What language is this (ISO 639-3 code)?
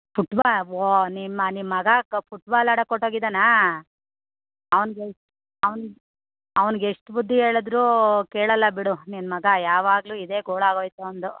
kan